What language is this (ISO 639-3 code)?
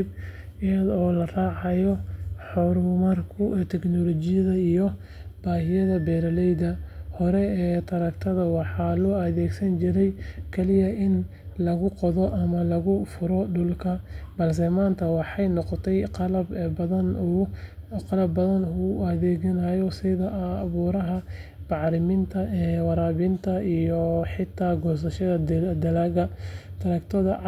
som